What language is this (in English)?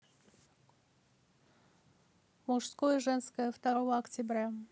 Russian